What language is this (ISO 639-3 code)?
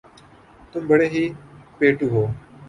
urd